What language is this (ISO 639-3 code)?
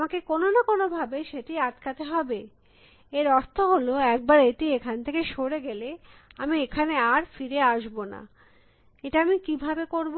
ben